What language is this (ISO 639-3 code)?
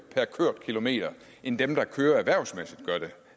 dan